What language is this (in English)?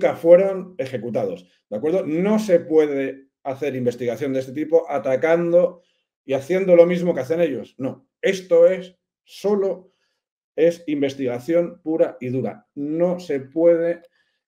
Spanish